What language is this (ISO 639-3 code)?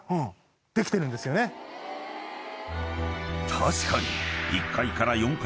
jpn